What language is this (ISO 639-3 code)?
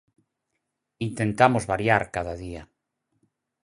glg